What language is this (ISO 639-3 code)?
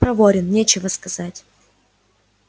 rus